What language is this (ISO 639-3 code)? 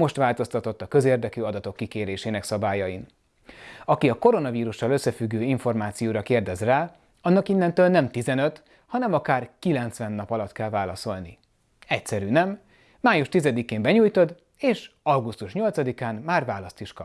hun